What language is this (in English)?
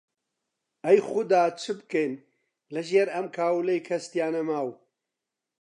Central Kurdish